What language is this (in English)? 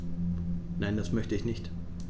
German